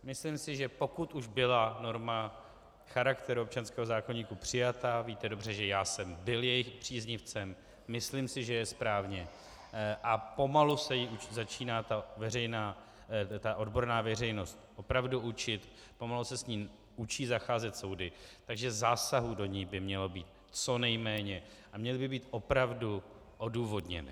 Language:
Czech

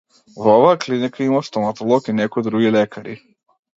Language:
Macedonian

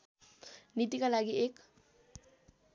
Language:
Nepali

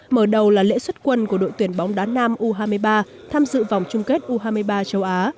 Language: Vietnamese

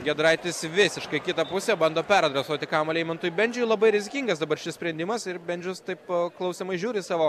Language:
Lithuanian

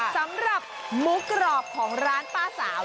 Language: Thai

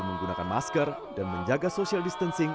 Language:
Indonesian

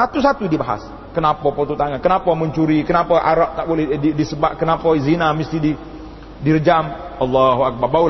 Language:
Malay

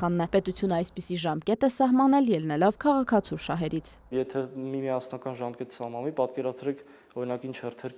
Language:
Romanian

